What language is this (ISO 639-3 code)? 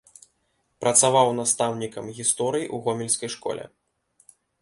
bel